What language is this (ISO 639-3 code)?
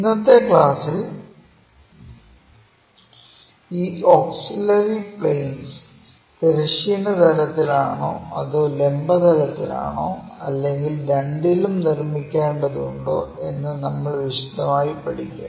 mal